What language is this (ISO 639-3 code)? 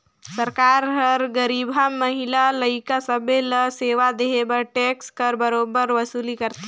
hne